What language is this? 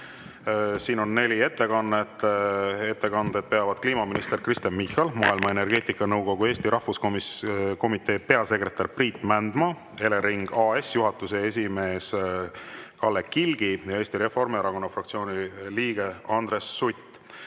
Estonian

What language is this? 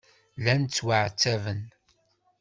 Kabyle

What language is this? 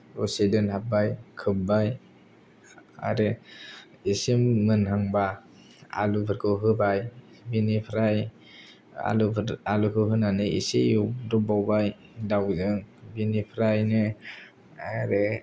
Bodo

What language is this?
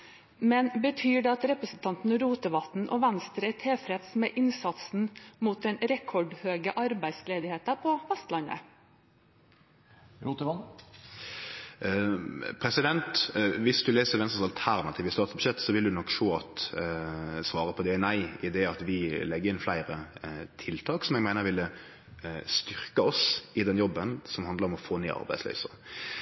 Norwegian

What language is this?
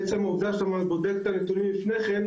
Hebrew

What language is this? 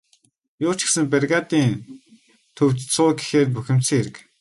Mongolian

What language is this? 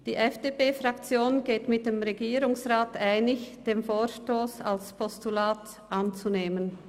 Swiss German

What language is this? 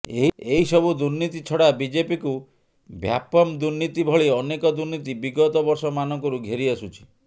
Odia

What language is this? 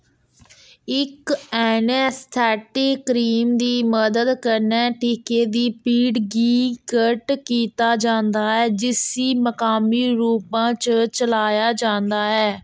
Dogri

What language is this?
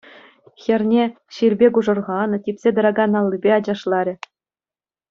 Chuvash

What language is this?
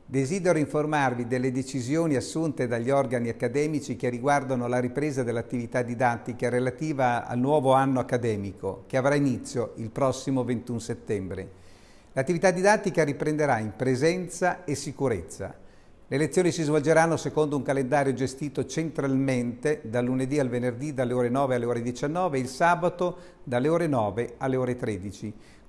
Italian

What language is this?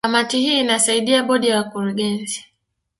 Swahili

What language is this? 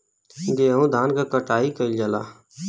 Bhojpuri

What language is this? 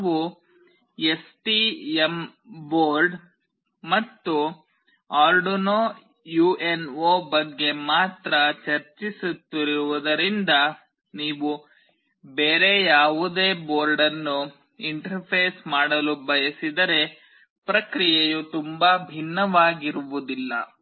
Kannada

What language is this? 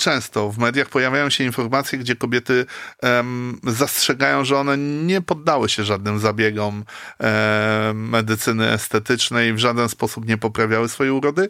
Polish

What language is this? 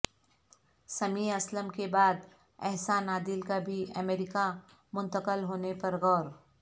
Urdu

